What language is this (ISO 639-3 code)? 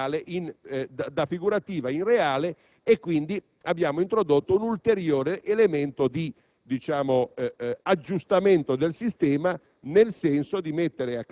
ita